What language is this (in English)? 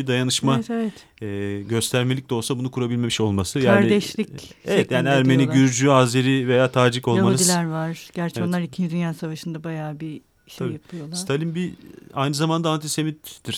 Turkish